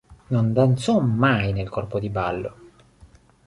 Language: Italian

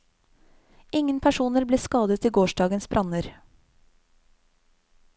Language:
Norwegian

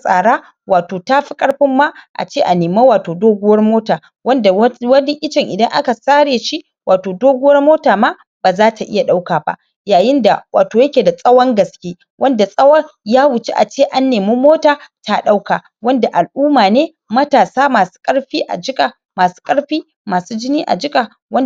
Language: Hausa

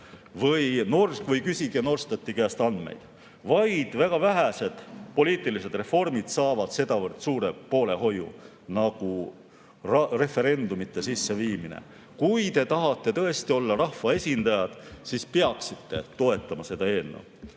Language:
Estonian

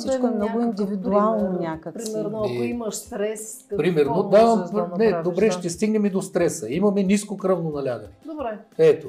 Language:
Bulgarian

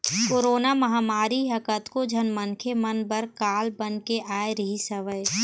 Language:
Chhattisgarhi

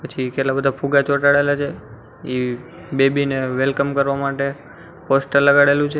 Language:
Gujarati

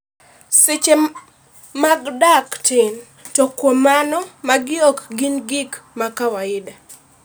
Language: Luo (Kenya and Tanzania)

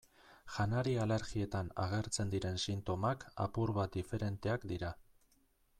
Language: Basque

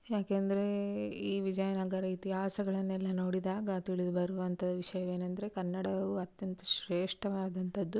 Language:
Kannada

